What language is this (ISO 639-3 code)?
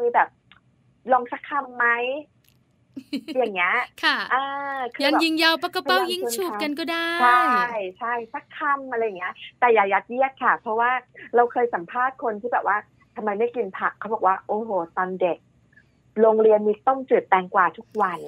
tha